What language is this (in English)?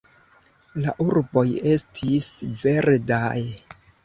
Esperanto